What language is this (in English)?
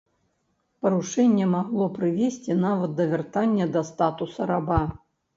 Belarusian